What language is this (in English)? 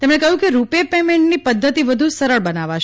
Gujarati